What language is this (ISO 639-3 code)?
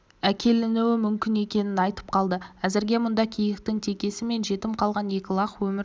kaz